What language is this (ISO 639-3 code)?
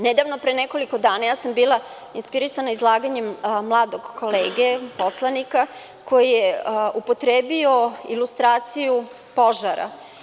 srp